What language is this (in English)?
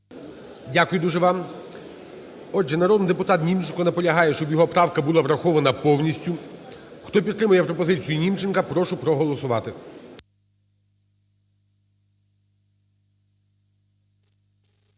Ukrainian